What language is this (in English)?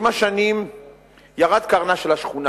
Hebrew